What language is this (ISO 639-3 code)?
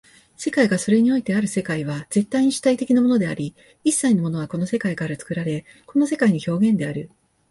jpn